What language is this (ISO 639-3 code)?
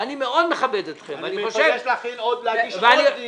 heb